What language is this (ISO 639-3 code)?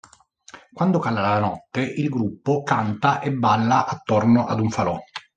ita